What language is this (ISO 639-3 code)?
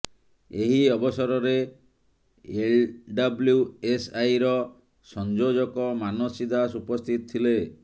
ori